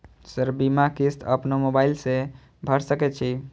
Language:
Maithili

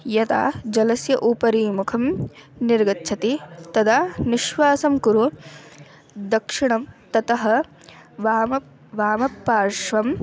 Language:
Sanskrit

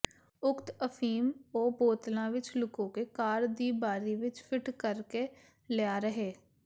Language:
Punjabi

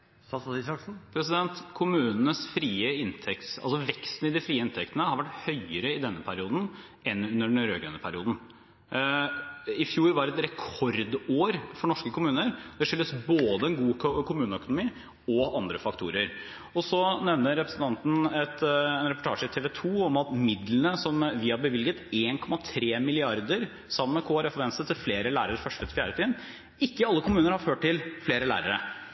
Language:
Norwegian Bokmål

